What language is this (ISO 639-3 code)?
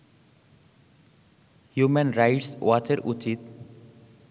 ben